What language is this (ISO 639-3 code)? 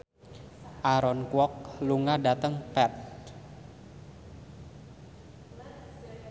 jav